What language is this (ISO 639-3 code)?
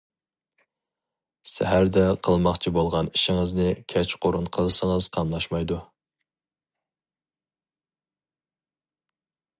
uig